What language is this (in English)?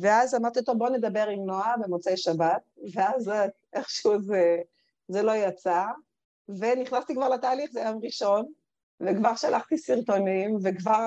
Hebrew